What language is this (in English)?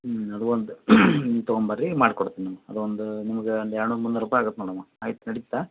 Kannada